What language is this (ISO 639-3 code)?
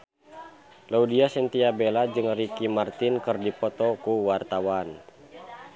sun